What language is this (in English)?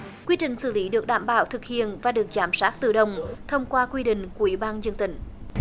Vietnamese